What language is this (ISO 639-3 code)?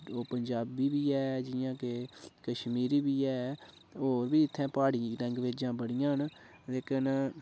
doi